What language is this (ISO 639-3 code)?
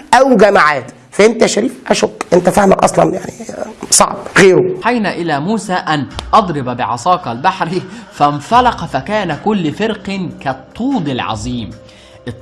ara